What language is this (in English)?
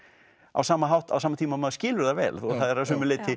Icelandic